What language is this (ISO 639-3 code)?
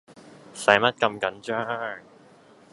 yue